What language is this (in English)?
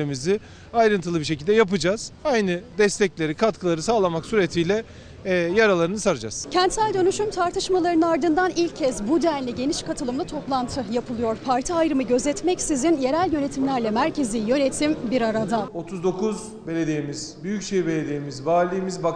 Turkish